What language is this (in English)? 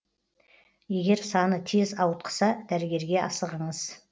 Kazakh